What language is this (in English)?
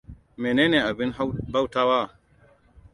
Hausa